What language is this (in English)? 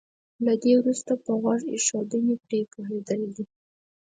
Pashto